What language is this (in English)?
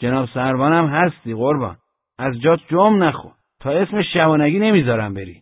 Persian